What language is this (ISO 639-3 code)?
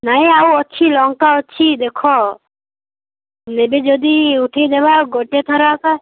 ori